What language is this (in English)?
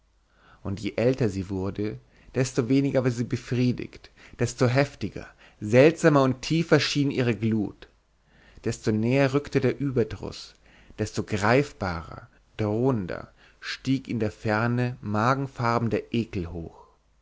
German